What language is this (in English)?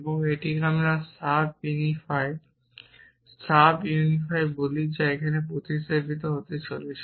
Bangla